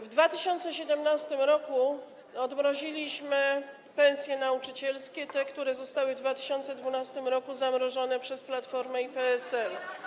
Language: Polish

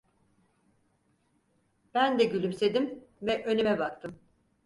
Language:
Turkish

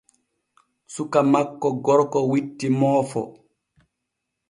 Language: Borgu Fulfulde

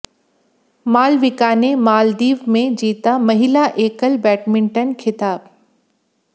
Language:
Hindi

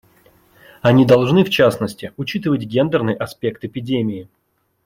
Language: Russian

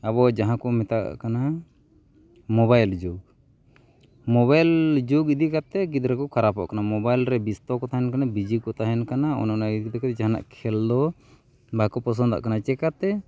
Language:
Santali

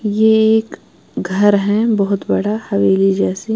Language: Hindi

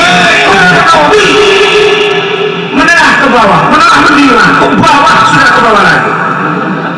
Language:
Italian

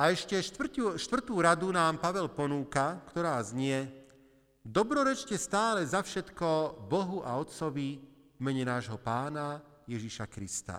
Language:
Slovak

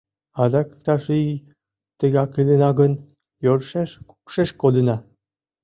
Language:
Mari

